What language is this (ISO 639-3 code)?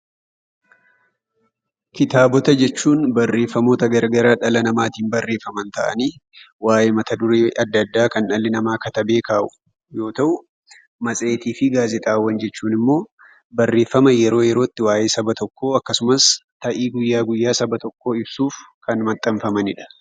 orm